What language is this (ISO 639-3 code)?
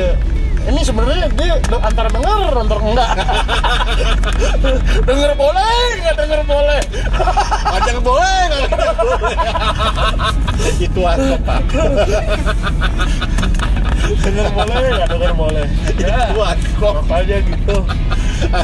ind